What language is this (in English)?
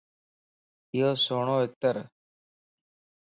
Lasi